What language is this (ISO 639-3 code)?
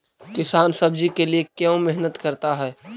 mag